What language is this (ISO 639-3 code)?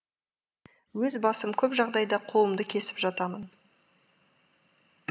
kaz